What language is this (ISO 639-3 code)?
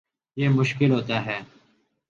urd